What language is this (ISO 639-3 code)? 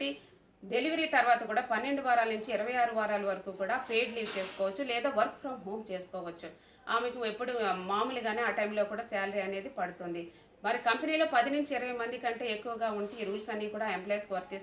tel